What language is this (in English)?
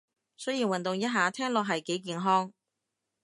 Cantonese